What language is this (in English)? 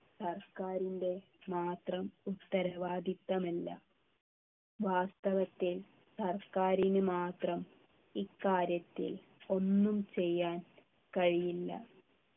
Malayalam